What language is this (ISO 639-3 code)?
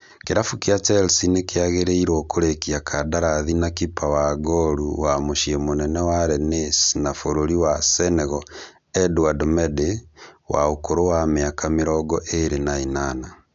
kik